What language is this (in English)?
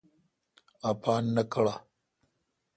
Kalkoti